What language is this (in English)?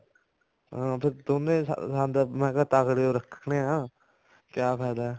Punjabi